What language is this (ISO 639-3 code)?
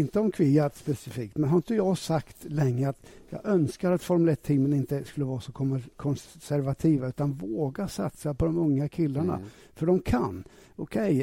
swe